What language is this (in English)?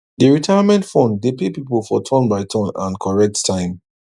Nigerian Pidgin